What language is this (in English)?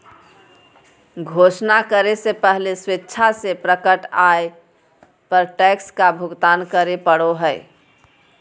Magahi